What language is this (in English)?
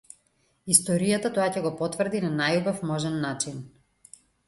Macedonian